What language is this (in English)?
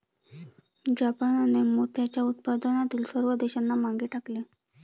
Marathi